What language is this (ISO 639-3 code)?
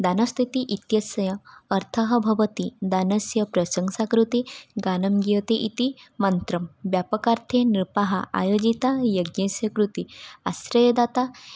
san